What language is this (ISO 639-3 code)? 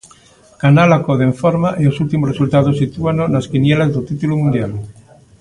glg